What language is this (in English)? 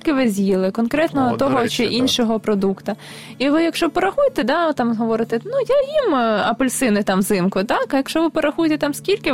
Ukrainian